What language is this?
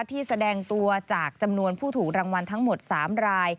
Thai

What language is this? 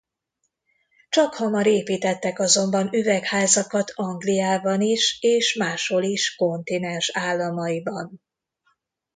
Hungarian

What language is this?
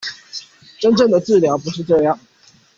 Chinese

